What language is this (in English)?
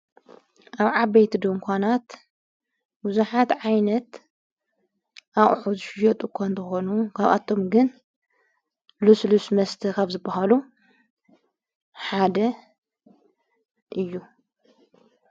Tigrinya